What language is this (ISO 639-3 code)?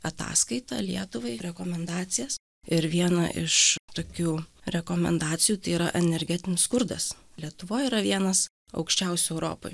lit